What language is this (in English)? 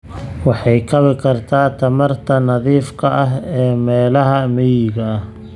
Somali